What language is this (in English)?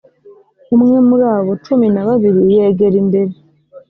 Kinyarwanda